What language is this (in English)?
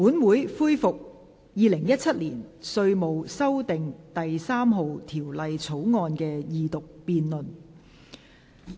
Cantonese